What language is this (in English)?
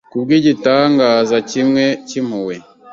Kinyarwanda